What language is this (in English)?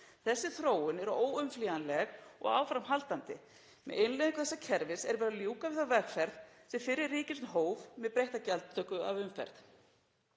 Icelandic